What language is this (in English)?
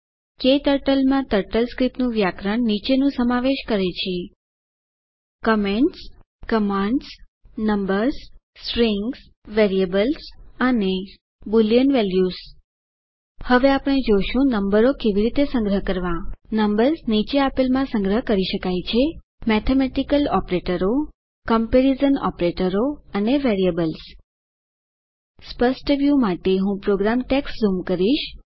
Gujarati